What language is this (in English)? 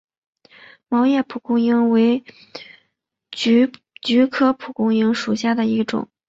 Chinese